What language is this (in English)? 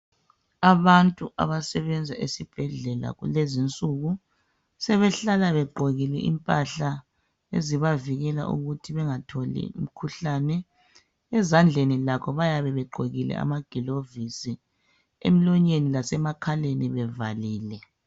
North Ndebele